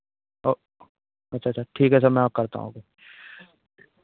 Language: Hindi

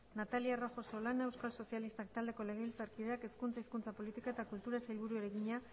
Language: Basque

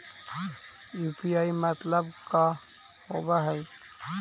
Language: Magahi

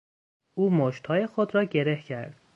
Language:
Persian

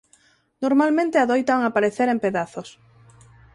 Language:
Galician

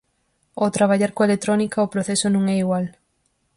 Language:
Galician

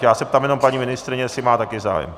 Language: Czech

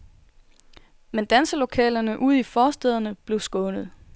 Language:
Danish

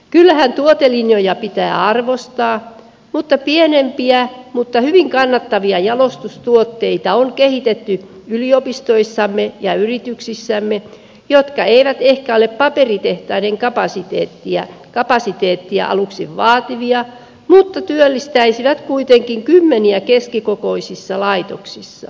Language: Finnish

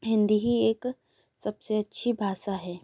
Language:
Hindi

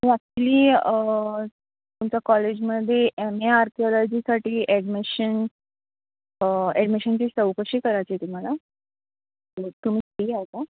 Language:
Marathi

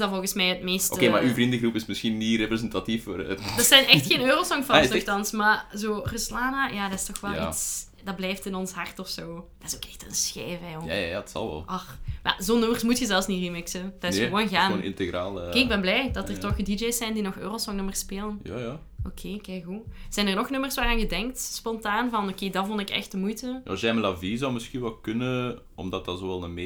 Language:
Dutch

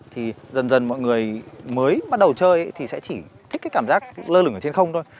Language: Vietnamese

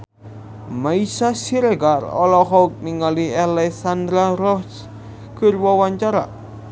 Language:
Sundanese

